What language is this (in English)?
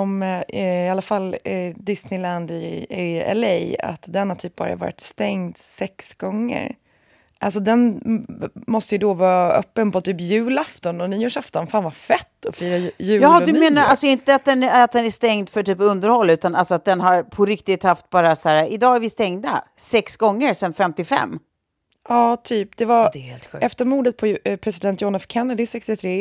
Swedish